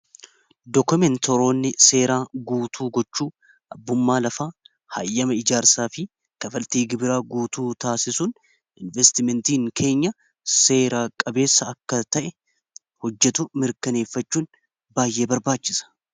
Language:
Oromo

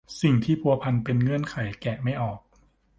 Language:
Thai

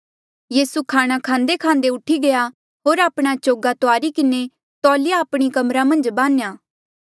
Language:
Mandeali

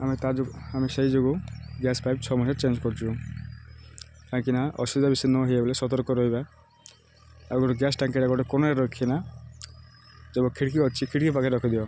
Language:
Odia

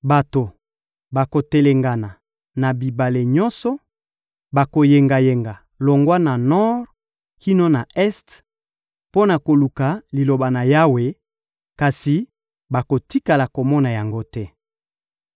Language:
Lingala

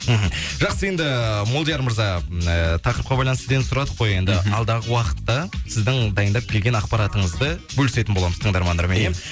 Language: Kazakh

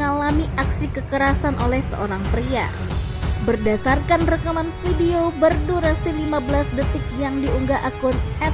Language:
Indonesian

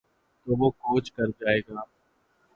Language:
Urdu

